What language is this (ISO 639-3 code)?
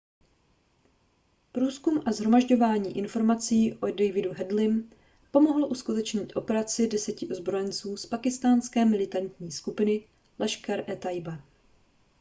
ces